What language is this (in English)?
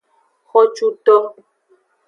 Aja (Benin)